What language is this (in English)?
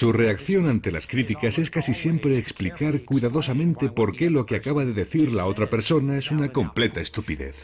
Spanish